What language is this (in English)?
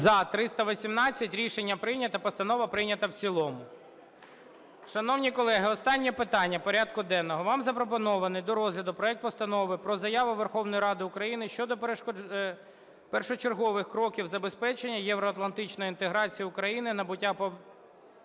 Ukrainian